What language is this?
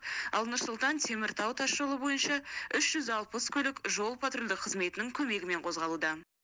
Kazakh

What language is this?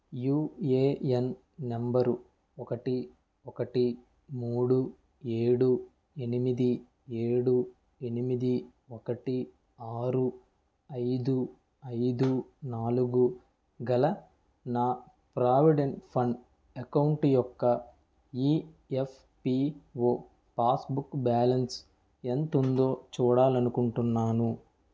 Telugu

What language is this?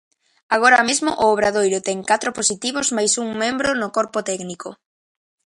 Galician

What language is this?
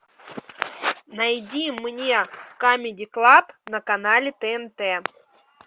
Russian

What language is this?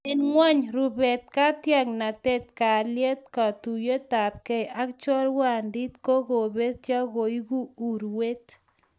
Kalenjin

